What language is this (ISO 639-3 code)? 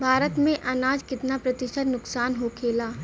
bho